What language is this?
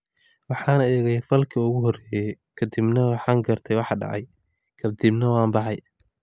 Somali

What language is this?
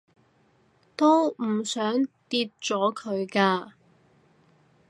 Cantonese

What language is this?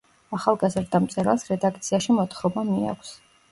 Georgian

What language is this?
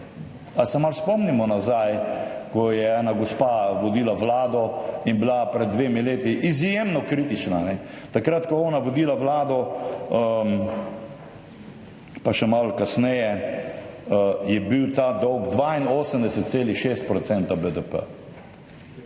Slovenian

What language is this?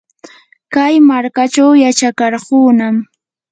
Yanahuanca Pasco Quechua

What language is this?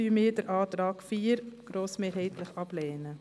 Swiss German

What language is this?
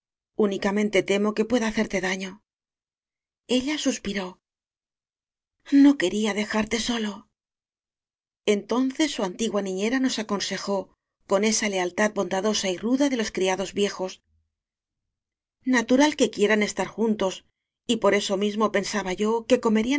Spanish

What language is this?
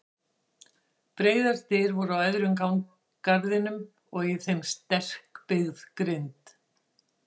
Icelandic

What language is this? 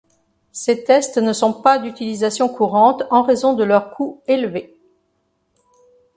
French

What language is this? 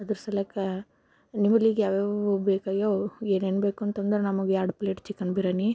Kannada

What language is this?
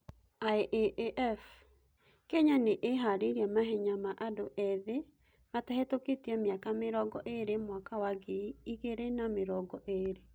Kikuyu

